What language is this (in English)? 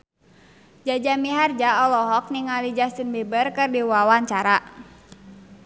Sundanese